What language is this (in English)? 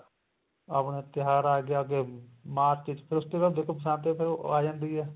Punjabi